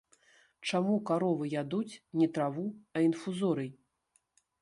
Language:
Belarusian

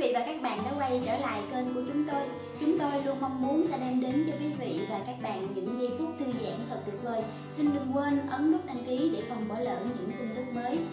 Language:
Vietnamese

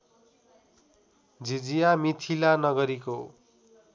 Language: Nepali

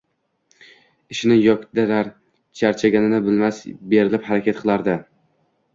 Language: Uzbek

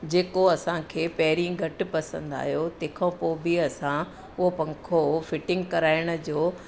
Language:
Sindhi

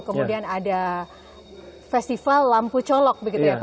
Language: Indonesian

